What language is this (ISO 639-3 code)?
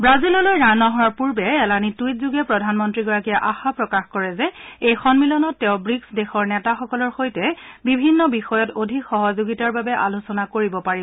asm